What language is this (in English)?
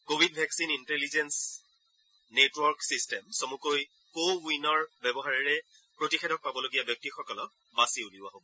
Assamese